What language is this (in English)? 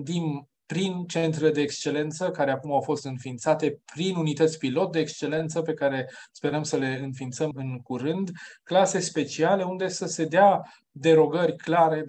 Romanian